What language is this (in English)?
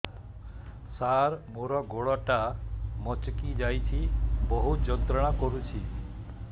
Odia